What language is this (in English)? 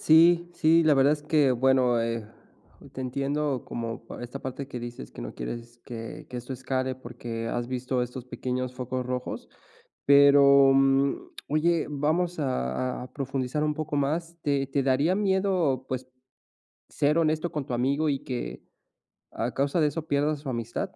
Spanish